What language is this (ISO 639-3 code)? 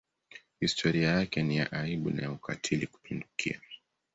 swa